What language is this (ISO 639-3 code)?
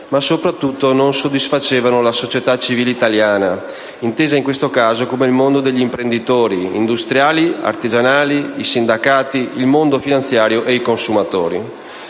ita